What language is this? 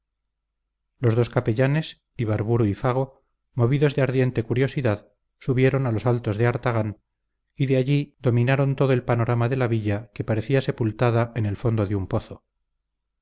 Spanish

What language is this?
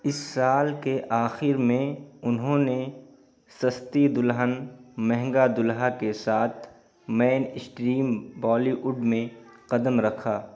Urdu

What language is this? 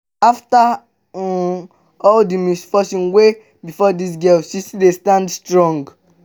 Nigerian Pidgin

